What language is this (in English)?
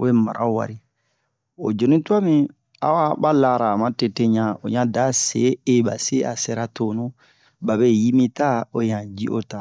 Bomu